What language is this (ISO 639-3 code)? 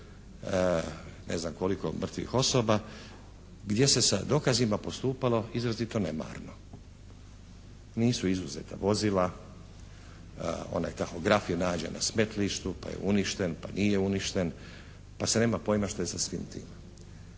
hrv